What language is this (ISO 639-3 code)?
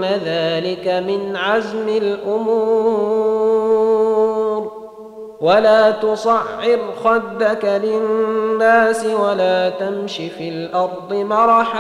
ara